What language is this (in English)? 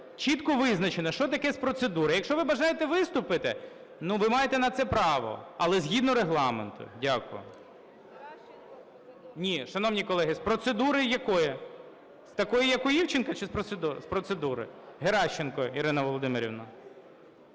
Ukrainian